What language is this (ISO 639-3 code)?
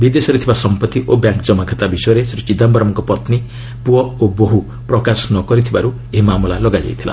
ori